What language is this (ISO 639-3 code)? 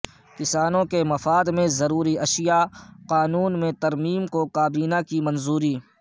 urd